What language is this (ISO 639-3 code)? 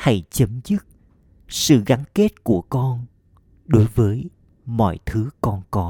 vie